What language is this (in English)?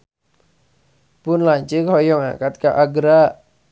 Sundanese